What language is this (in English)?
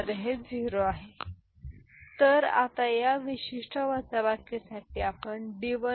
Marathi